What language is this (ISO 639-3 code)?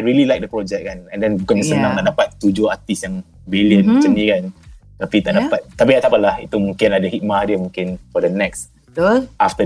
msa